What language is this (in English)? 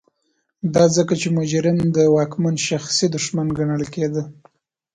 Pashto